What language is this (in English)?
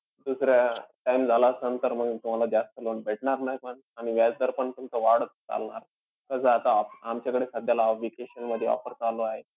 Marathi